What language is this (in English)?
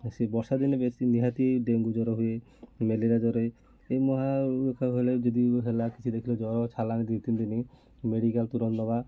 Odia